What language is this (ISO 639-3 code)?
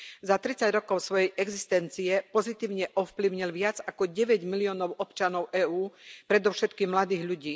slk